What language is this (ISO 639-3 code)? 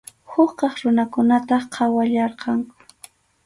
qxu